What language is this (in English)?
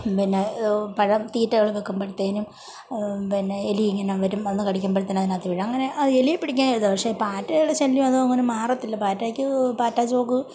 Malayalam